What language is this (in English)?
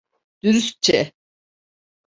Turkish